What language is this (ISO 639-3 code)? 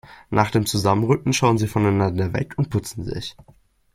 deu